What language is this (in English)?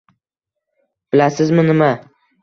Uzbek